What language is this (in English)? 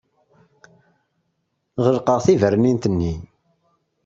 Kabyle